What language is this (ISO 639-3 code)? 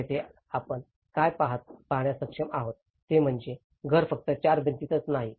mar